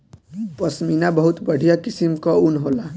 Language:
Bhojpuri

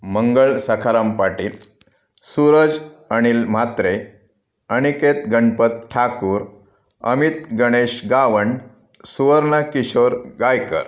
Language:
Marathi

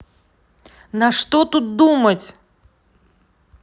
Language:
Russian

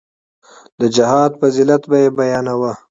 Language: Pashto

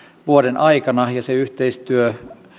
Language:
Finnish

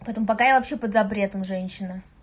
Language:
Russian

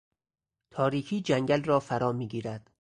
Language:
Persian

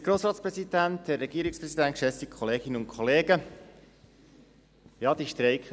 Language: Swiss German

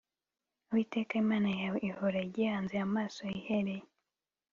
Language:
Kinyarwanda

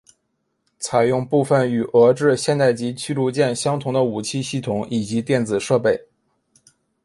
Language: Chinese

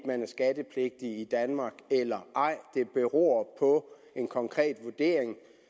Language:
Danish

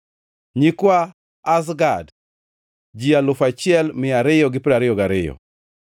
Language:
Luo (Kenya and Tanzania)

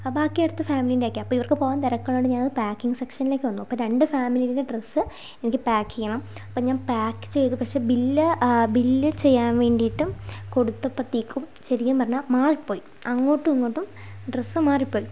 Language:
Malayalam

